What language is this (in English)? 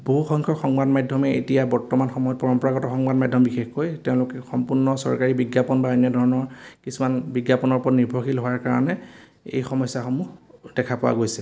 Assamese